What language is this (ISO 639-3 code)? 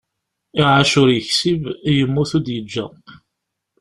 kab